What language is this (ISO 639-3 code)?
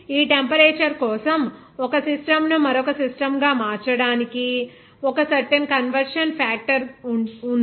tel